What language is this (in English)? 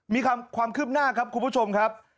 Thai